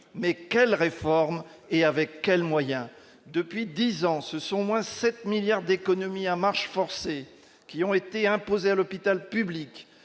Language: French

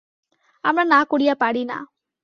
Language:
Bangla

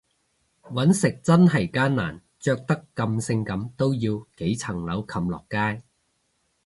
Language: Cantonese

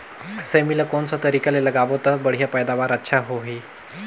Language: Chhattisgarhi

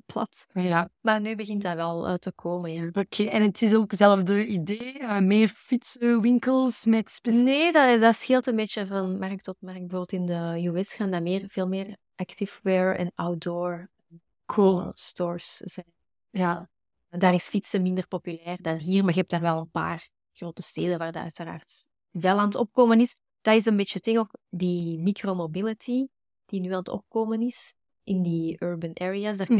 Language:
Dutch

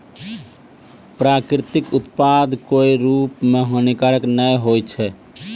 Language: Maithili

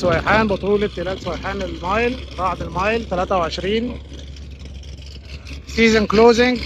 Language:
Arabic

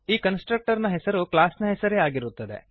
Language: Kannada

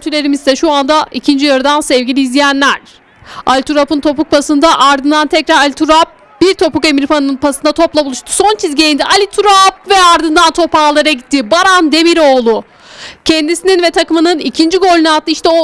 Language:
Turkish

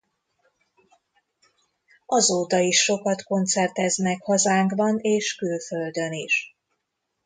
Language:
Hungarian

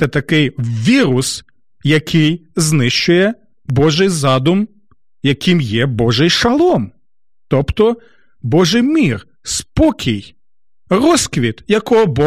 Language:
Ukrainian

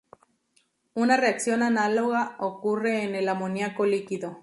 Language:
Spanish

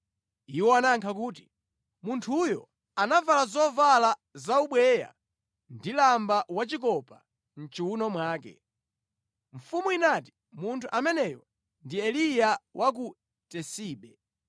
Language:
Nyanja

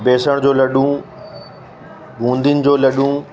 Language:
Sindhi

